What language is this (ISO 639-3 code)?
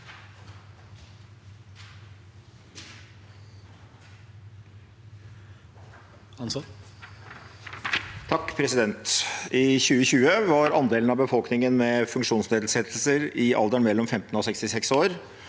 nor